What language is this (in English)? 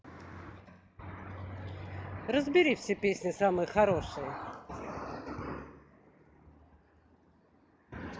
Russian